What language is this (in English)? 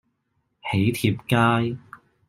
Cantonese